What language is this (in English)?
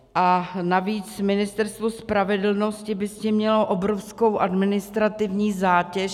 Czech